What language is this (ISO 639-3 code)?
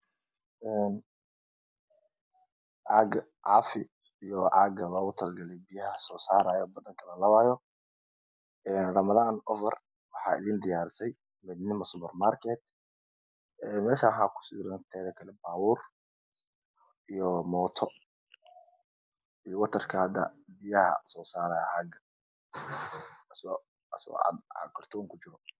som